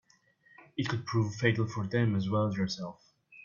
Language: English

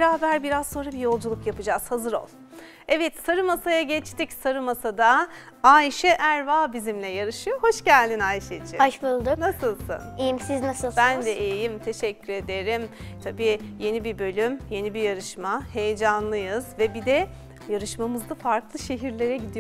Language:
Turkish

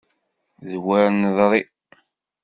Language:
Kabyle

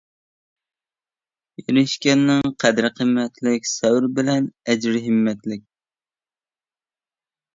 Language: Uyghur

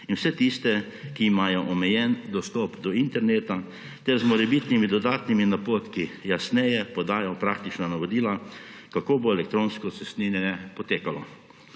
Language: Slovenian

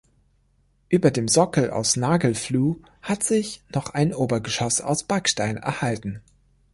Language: German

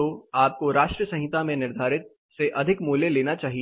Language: Hindi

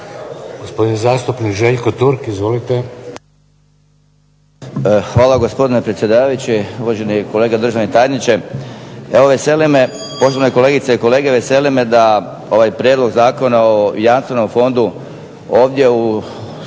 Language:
Croatian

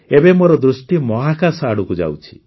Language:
Odia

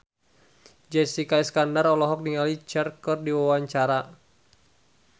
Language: Sundanese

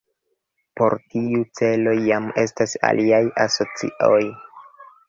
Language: Esperanto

